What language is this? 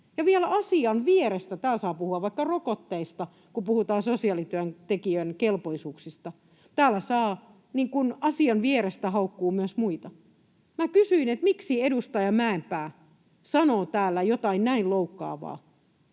Finnish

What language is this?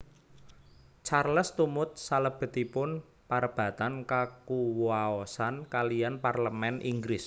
Javanese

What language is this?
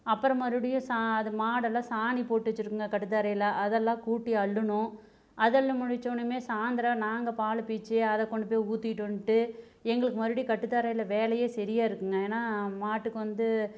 Tamil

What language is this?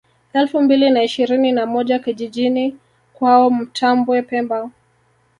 Swahili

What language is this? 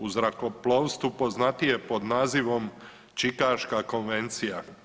Croatian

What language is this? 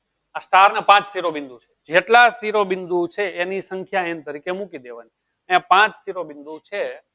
Gujarati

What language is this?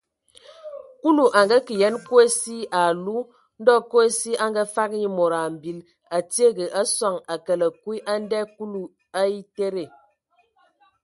Ewondo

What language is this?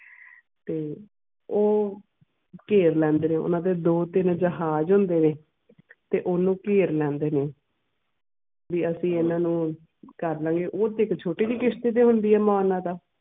Punjabi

